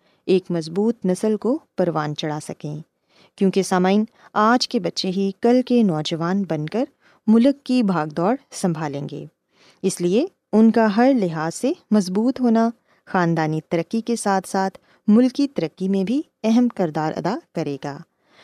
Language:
Urdu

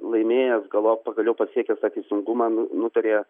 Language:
Lithuanian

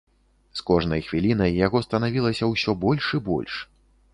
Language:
Belarusian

